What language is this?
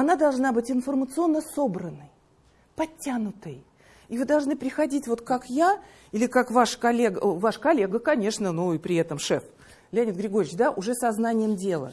Russian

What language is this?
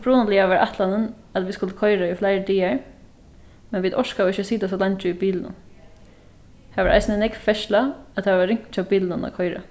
Faroese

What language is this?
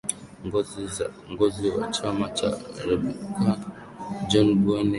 Swahili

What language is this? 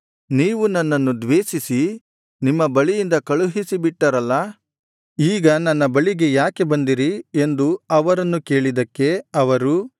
Kannada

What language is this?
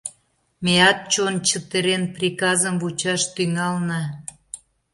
Mari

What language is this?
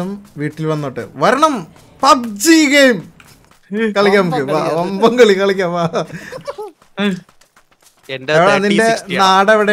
Malayalam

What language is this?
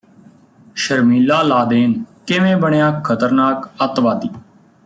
Punjabi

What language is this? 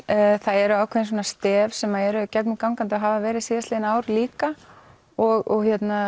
Icelandic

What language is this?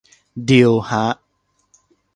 Thai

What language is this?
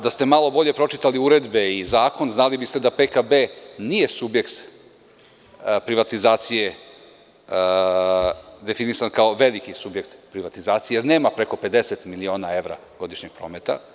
Serbian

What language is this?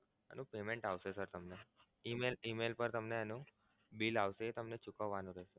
Gujarati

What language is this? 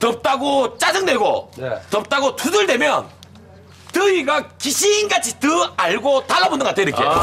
Korean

